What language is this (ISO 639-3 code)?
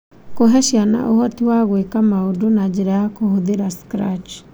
kik